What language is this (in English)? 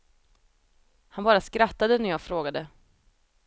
Swedish